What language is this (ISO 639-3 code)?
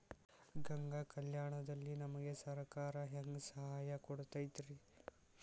kan